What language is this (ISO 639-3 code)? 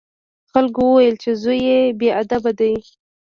pus